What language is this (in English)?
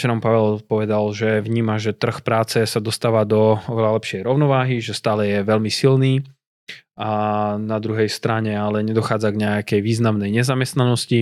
Slovak